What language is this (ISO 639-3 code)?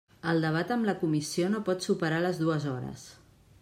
cat